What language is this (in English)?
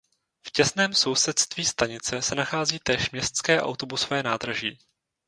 Czech